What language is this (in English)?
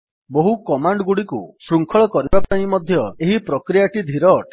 Odia